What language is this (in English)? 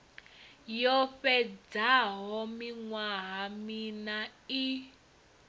Venda